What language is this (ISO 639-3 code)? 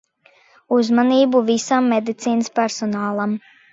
lav